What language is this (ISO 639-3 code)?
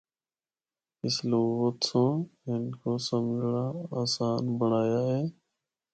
hno